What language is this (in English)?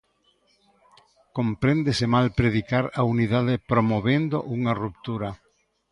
Galician